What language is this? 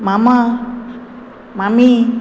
Konkani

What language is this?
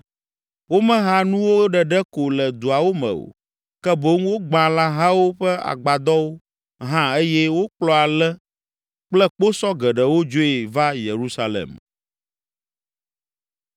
Ewe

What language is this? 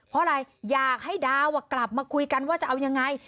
Thai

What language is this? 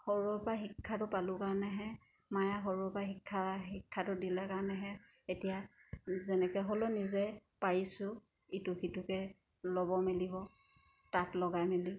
Assamese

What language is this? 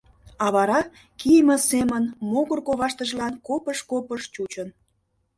Mari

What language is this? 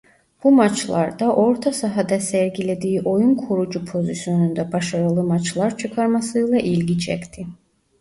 Turkish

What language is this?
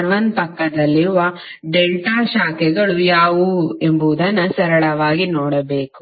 Kannada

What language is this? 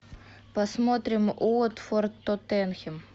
Russian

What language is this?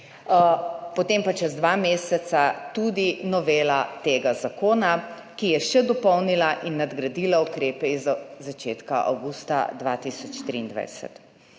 Slovenian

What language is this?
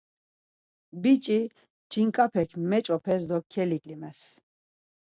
Laz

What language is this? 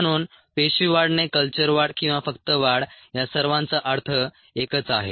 Marathi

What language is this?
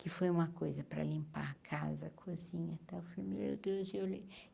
Portuguese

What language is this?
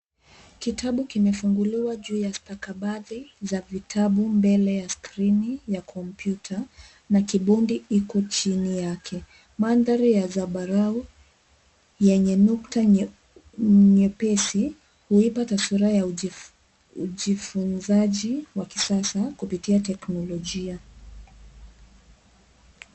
Swahili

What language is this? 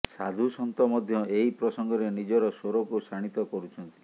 Odia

